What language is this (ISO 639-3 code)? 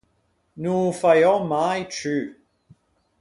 lij